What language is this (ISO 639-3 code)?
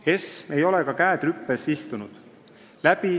est